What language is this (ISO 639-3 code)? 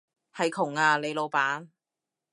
yue